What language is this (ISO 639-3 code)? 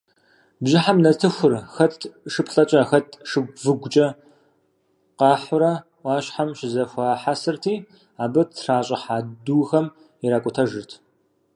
kbd